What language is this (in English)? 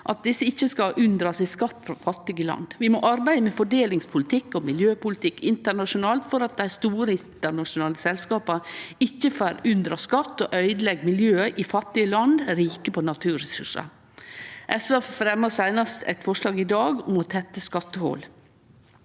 Norwegian